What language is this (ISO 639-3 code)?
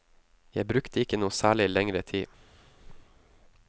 nor